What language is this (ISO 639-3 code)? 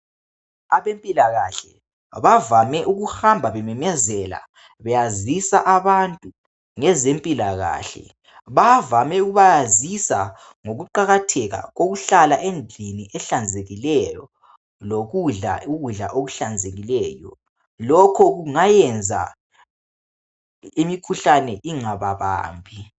nde